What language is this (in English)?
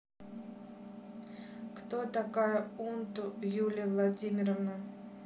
Russian